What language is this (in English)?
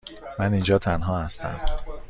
Persian